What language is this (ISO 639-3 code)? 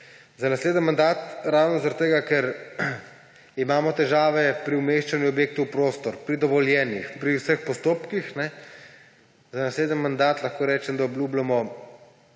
slv